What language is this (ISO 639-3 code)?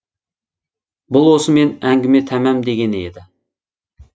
kaz